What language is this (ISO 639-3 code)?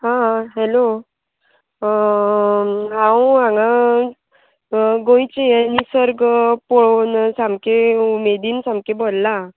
kok